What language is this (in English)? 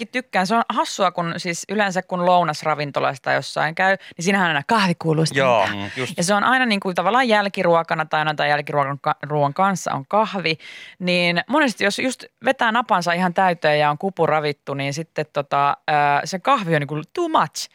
Finnish